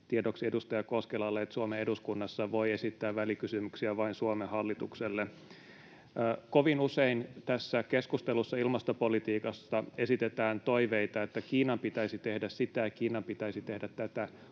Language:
Finnish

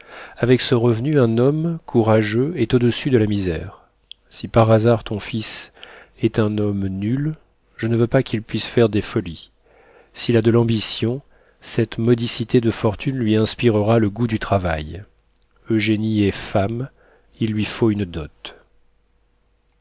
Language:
French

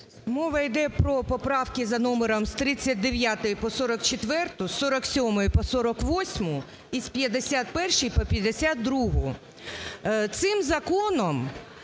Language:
Ukrainian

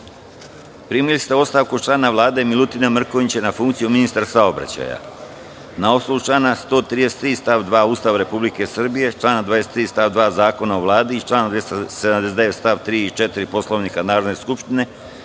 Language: Serbian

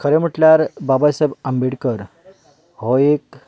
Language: Konkani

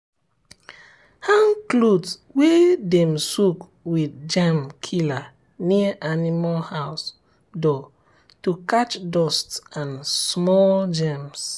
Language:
Nigerian Pidgin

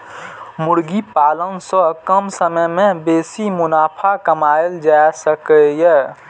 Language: Maithili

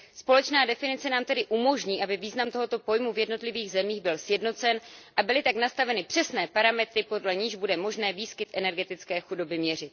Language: Czech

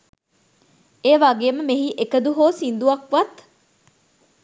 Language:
Sinhala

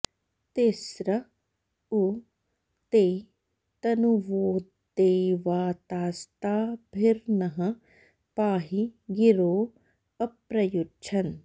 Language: Sanskrit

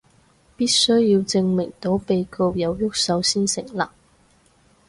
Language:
Cantonese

